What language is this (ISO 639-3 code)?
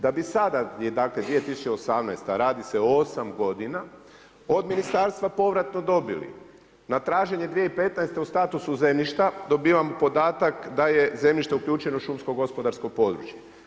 hrv